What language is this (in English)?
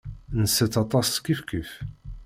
Kabyle